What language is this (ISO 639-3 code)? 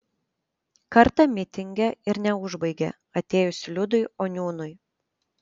lit